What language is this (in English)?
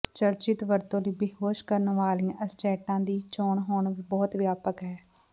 Punjabi